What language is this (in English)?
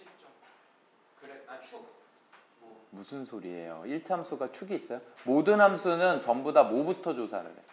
Korean